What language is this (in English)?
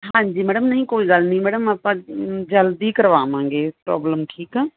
Punjabi